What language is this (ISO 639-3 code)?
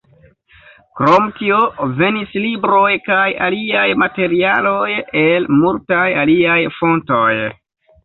epo